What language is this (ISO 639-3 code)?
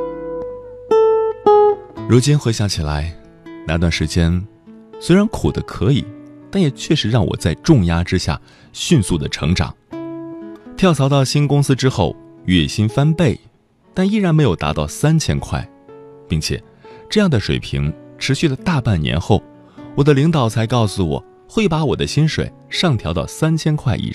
zho